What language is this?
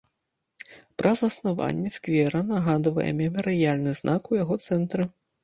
Belarusian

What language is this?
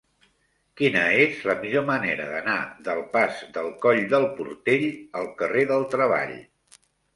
Catalan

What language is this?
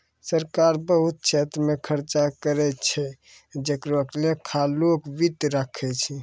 Maithili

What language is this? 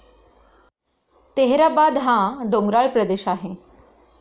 Marathi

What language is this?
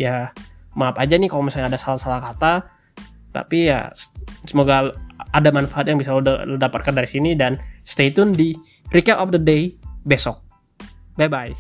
Indonesian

